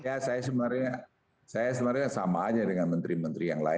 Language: Indonesian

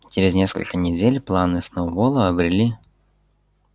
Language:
Russian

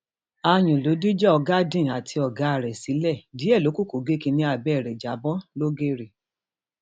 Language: Yoruba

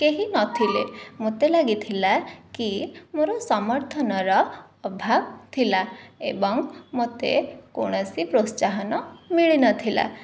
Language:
Odia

